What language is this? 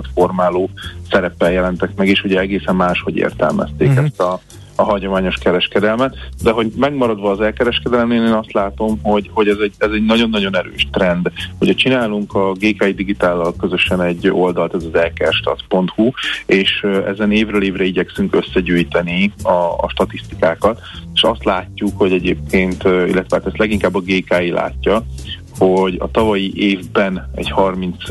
Hungarian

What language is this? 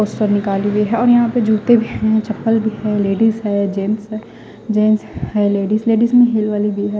Hindi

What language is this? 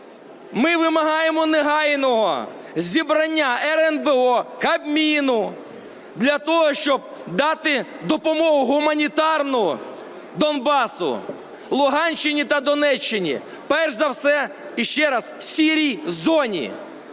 Ukrainian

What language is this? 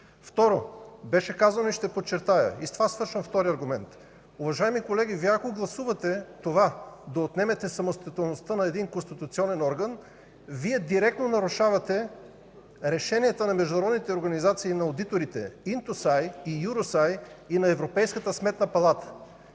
Bulgarian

